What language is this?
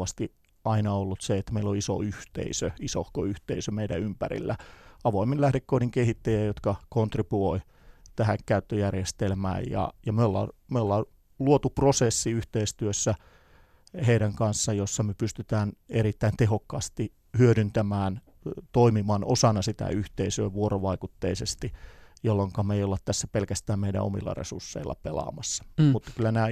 Finnish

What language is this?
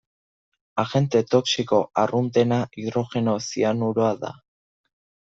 Basque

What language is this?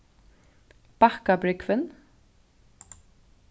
Faroese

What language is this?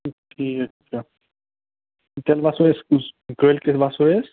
Kashmiri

